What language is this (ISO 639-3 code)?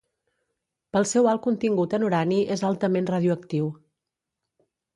cat